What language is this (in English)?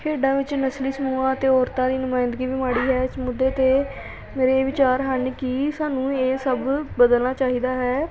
Punjabi